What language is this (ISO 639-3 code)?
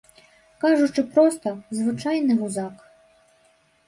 bel